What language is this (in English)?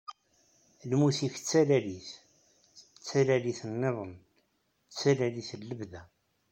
Kabyle